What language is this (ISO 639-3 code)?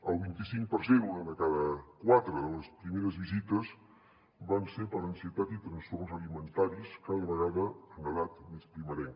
cat